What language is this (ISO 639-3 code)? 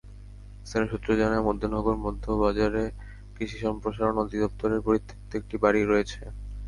ben